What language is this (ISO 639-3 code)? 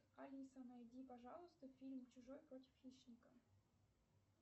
rus